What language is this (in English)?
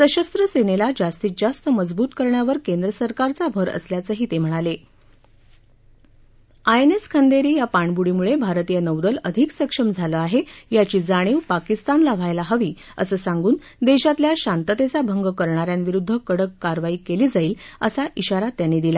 Marathi